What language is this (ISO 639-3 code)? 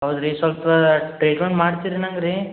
kan